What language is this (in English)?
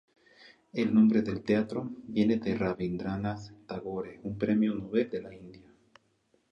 Spanish